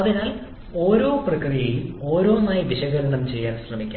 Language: Malayalam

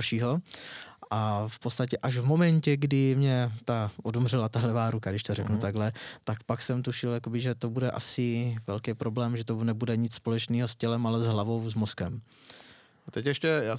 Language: Czech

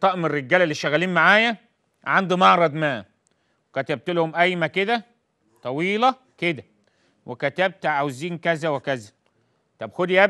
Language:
Arabic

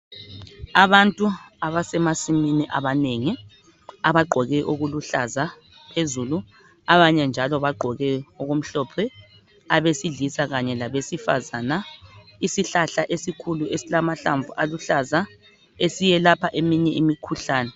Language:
North Ndebele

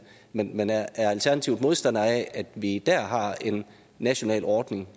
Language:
Danish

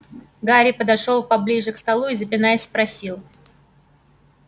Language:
Russian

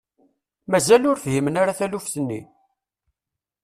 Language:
Kabyle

